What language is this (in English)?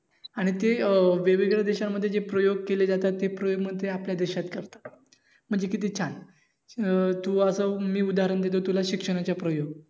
Marathi